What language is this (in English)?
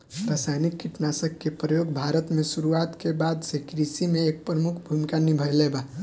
Bhojpuri